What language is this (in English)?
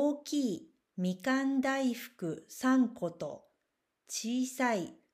Japanese